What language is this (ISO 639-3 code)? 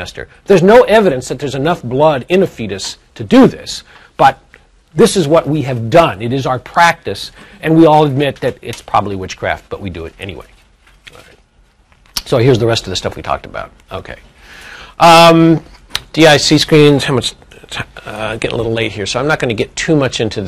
eng